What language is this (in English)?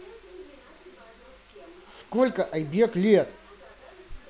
Russian